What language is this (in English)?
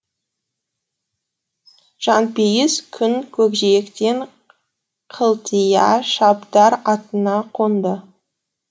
Kazakh